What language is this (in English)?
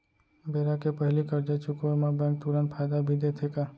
Chhattisgarhi